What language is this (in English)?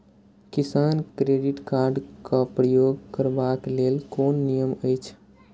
Maithili